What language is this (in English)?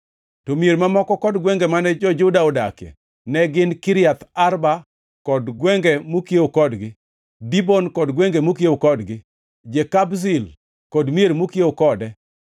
Luo (Kenya and Tanzania)